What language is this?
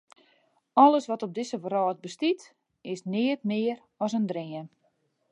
Western Frisian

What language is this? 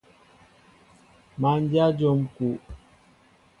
Mbo (Cameroon)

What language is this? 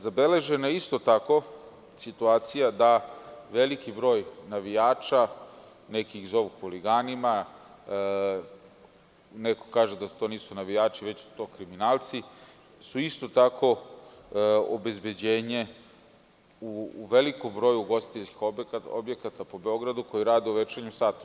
Serbian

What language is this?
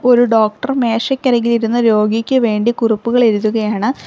Malayalam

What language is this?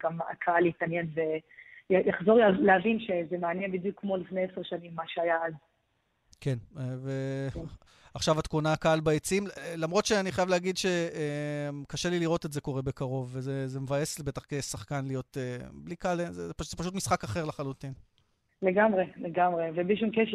Hebrew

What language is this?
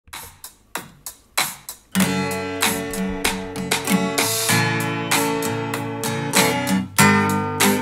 Turkish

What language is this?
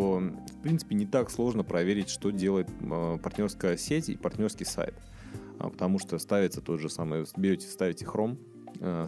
Russian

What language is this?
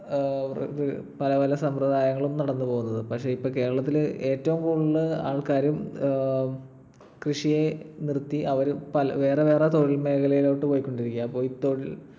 Malayalam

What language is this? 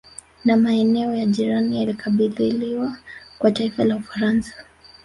Swahili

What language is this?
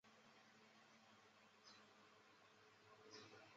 Chinese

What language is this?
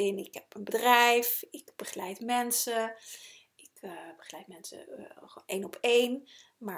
Dutch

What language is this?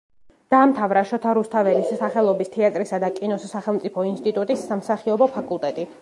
Georgian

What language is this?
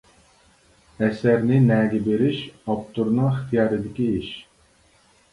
Uyghur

